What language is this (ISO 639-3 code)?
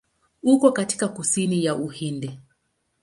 swa